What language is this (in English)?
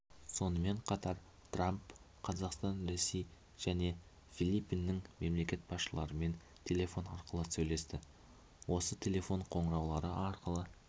Kazakh